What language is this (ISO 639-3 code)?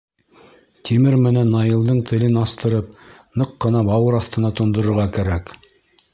bak